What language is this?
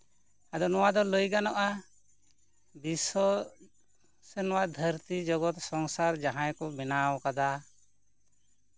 Santali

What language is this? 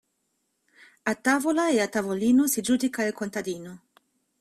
Italian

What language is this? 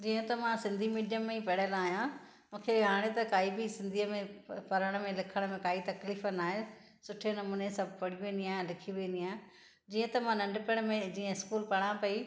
Sindhi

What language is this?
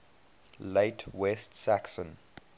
English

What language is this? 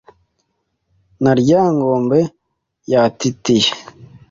Kinyarwanda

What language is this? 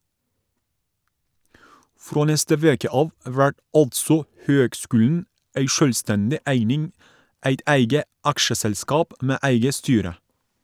Norwegian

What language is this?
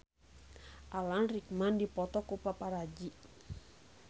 Sundanese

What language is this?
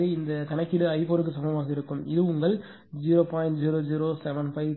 Tamil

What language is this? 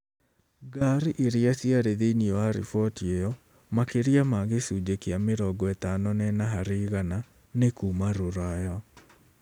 Kikuyu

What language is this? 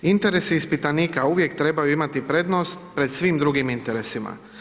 Croatian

